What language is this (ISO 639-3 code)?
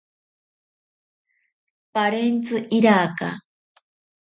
prq